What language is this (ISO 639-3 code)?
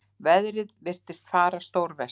isl